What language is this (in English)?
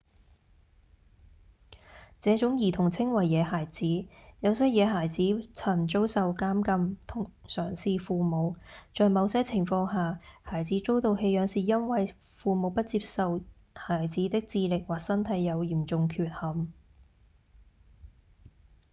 Cantonese